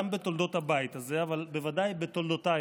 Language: Hebrew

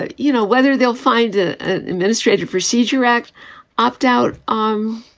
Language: English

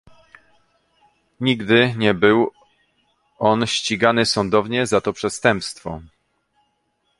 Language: Polish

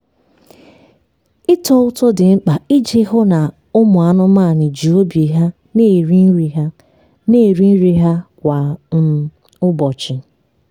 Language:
Igbo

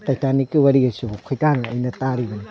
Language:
Manipuri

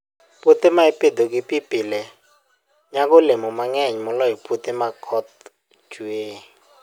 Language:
Luo (Kenya and Tanzania)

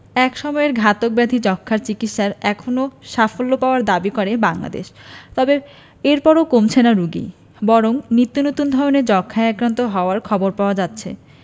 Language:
Bangla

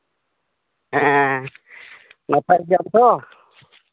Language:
Santali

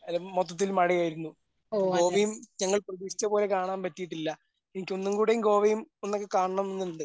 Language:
Malayalam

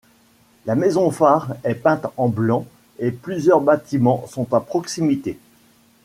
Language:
French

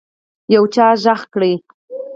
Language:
Pashto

